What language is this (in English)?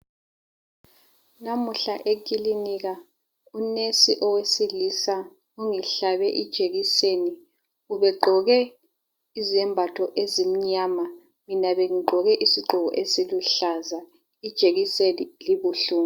North Ndebele